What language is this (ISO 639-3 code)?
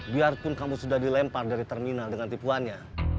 ind